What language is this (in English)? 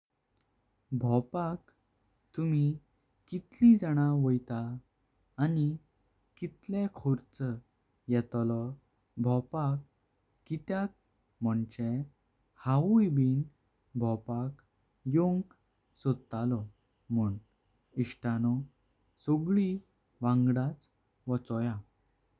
Konkani